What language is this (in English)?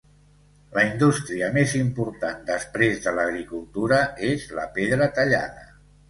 Catalan